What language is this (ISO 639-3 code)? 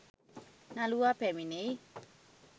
sin